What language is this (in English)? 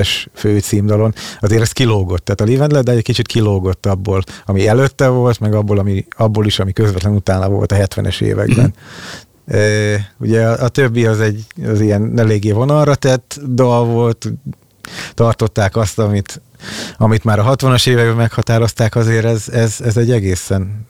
Hungarian